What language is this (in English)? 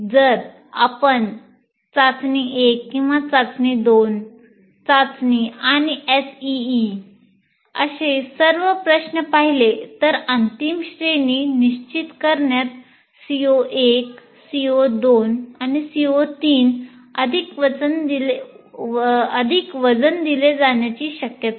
Marathi